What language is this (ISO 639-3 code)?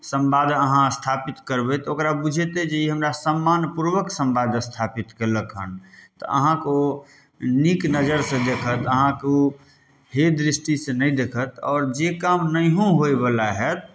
mai